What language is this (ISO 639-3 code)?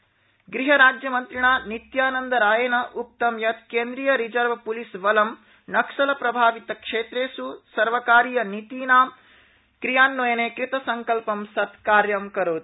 san